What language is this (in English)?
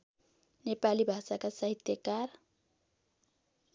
Nepali